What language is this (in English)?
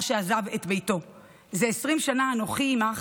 Hebrew